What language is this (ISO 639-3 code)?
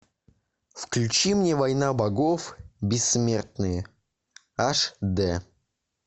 rus